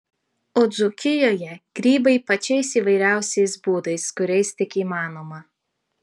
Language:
Lithuanian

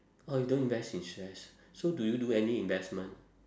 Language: English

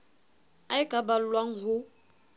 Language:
Southern Sotho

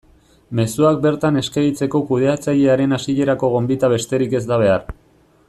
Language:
Basque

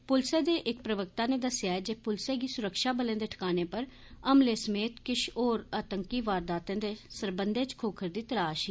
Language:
Dogri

